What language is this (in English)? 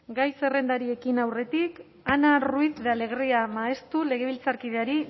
Basque